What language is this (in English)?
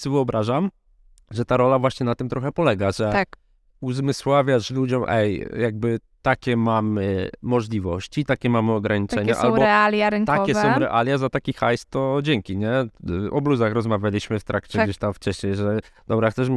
Polish